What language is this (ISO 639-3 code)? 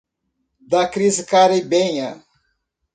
por